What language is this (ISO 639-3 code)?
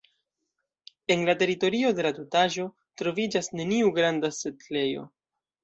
epo